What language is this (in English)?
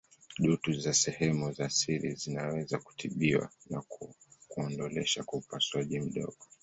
Swahili